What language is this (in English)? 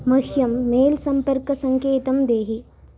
Sanskrit